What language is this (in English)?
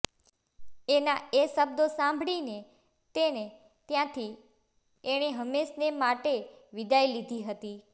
Gujarati